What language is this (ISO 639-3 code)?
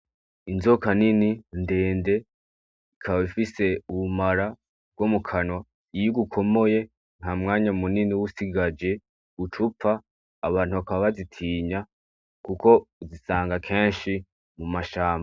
run